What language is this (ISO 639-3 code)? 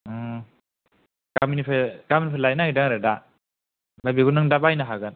brx